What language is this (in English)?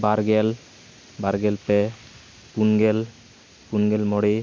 Santali